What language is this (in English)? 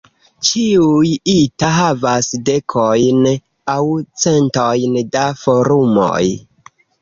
Esperanto